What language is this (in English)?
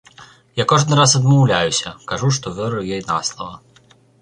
Belarusian